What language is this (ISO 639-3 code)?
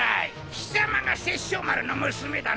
jpn